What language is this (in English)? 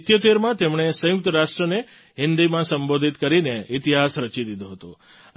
Gujarati